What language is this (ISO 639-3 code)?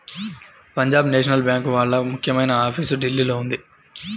tel